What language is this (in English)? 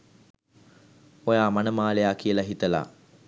Sinhala